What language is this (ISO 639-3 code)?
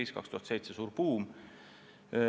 est